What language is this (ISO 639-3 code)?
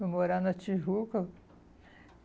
por